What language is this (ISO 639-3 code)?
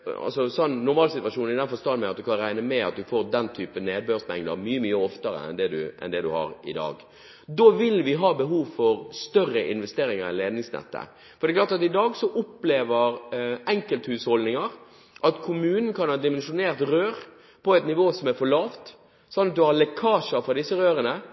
nob